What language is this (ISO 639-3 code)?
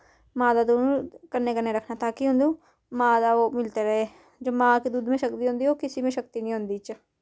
doi